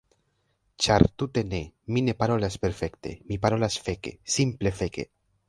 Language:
Esperanto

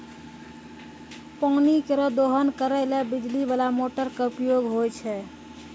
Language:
Maithili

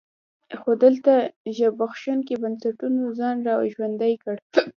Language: Pashto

